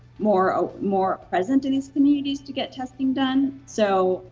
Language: English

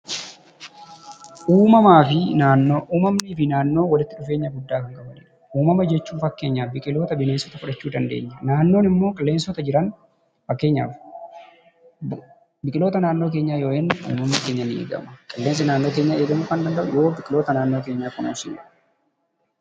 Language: Oromo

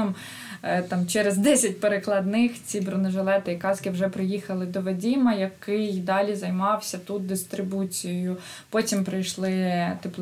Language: Ukrainian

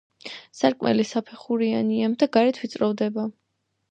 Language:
Georgian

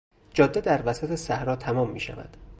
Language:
Persian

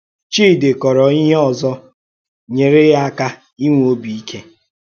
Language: Igbo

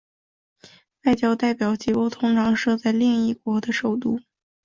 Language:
Chinese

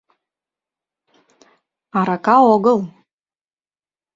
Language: Mari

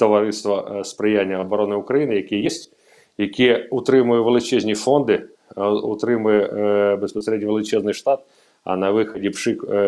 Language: Ukrainian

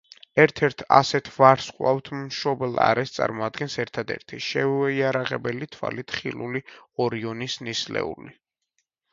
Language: Georgian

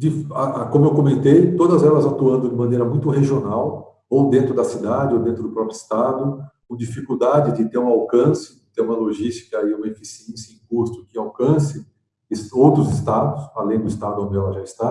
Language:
Portuguese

